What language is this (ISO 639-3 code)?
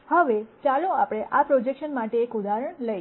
guj